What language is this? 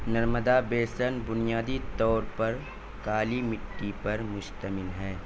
Urdu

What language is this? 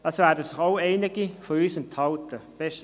Swiss German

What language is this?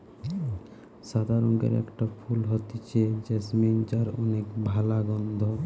Bangla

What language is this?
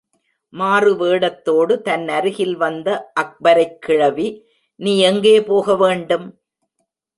Tamil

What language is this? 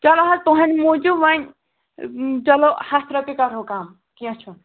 Kashmiri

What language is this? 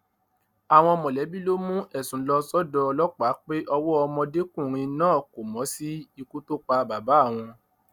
Yoruba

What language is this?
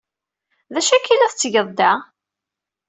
Kabyle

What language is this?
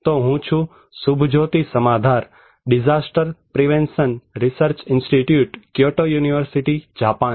Gujarati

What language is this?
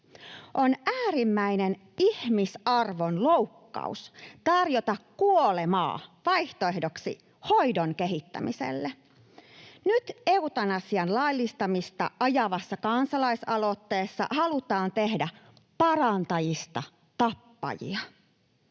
Finnish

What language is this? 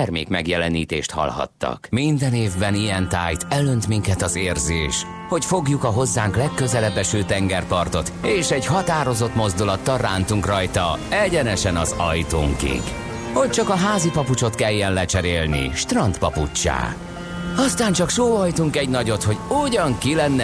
Hungarian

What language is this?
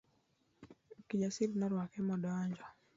Luo (Kenya and Tanzania)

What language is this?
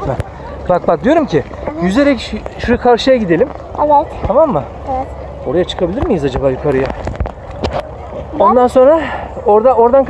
Turkish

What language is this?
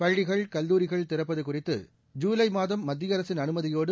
Tamil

